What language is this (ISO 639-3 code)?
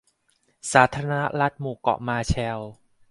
tha